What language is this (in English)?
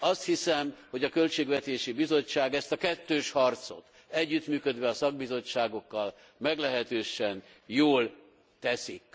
Hungarian